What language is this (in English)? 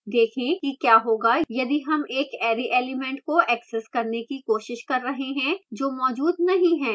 Hindi